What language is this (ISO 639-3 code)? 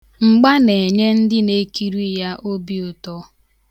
ibo